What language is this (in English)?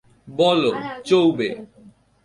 Bangla